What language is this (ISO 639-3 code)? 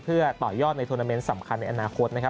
tha